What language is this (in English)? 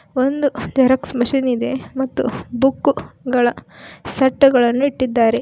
Kannada